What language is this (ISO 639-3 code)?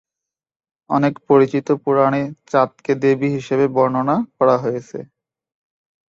ben